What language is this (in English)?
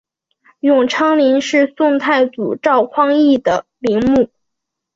Chinese